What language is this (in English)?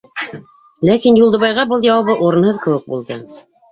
Bashkir